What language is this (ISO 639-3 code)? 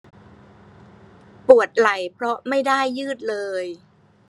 tha